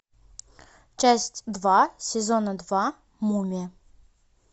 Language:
Russian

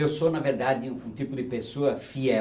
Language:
Portuguese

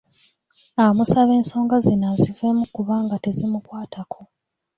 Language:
Ganda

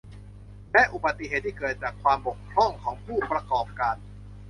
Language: Thai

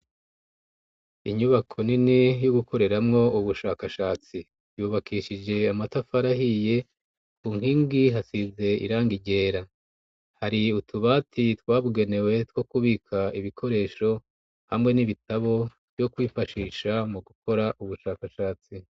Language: Rundi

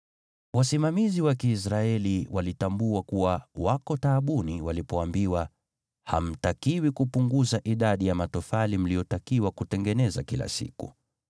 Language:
Swahili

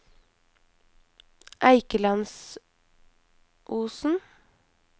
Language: Norwegian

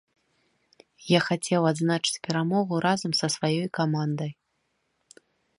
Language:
Belarusian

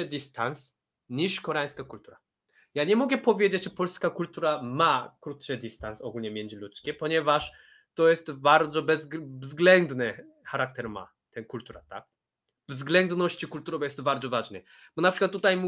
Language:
Polish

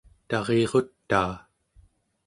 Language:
Central Yupik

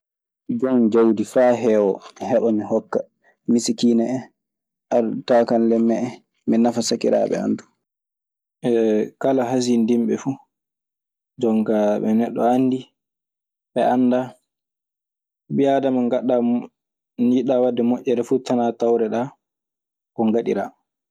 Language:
Maasina Fulfulde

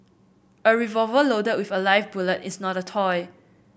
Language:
English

